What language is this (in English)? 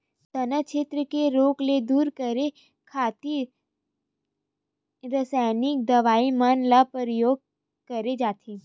Chhattisgarhi